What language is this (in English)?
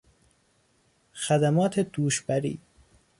Persian